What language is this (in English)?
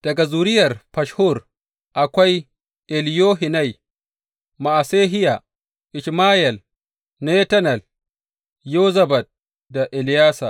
Hausa